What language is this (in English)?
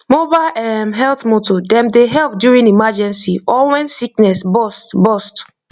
Nigerian Pidgin